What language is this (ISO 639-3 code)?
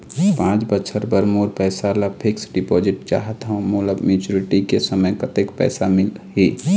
hne